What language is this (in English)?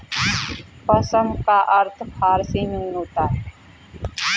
Hindi